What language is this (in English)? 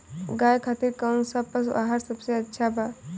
Bhojpuri